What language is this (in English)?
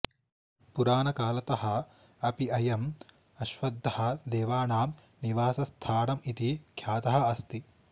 Sanskrit